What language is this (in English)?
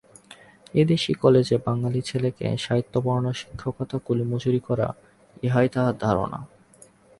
Bangla